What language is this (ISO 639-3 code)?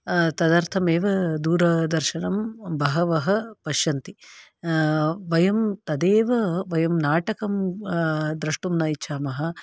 san